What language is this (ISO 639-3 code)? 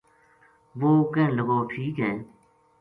gju